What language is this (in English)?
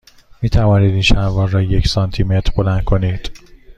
Persian